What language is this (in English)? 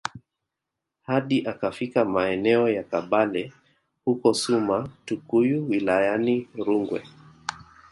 Swahili